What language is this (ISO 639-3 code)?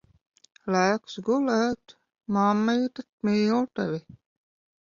lav